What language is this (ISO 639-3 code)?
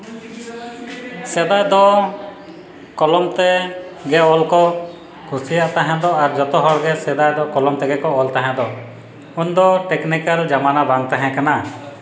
sat